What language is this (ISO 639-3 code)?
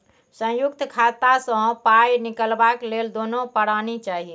mai